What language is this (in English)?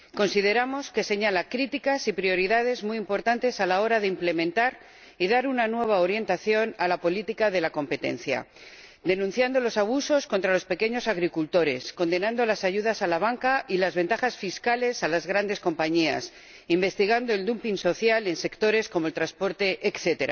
Spanish